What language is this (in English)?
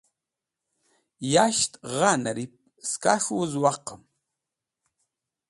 Wakhi